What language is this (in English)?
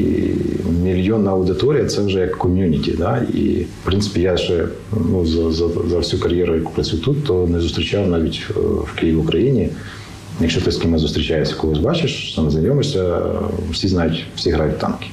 Ukrainian